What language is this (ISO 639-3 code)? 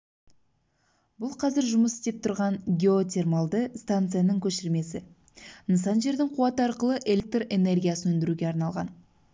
kaz